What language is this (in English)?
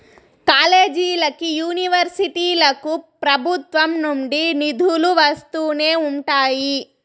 Telugu